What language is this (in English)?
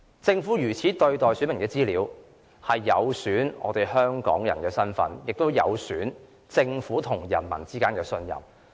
Cantonese